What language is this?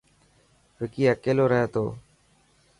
Dhatki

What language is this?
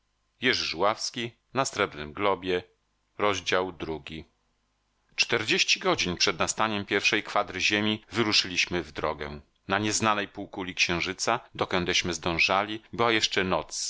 Polish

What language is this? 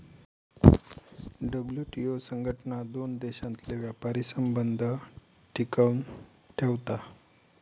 Marathi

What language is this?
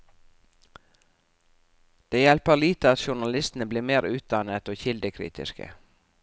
Norwegian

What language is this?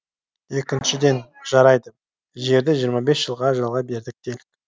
Kazakh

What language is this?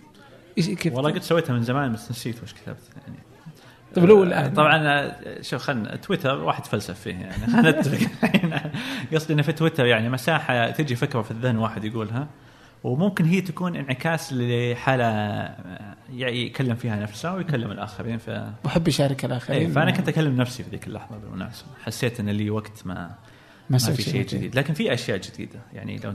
Arabic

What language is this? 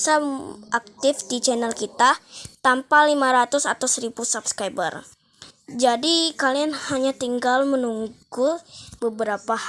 Indonesian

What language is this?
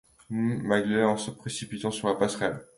French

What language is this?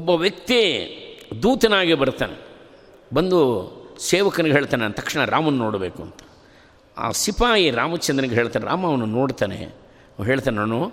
Kannada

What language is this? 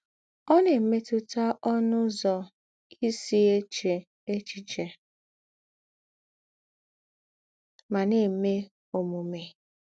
Igbo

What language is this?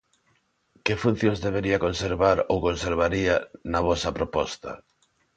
Galician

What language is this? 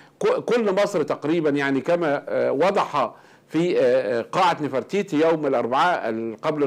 Arabic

